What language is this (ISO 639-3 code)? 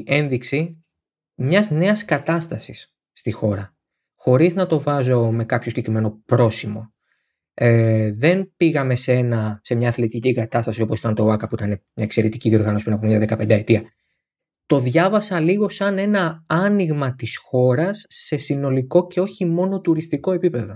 ell